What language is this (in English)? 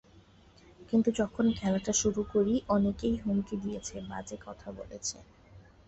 Bangla